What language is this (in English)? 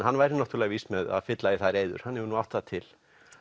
Icelandic